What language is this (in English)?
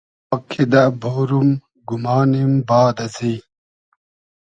Hazaragi